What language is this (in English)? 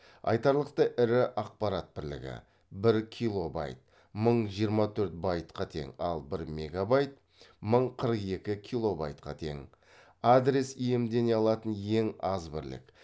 Kazakh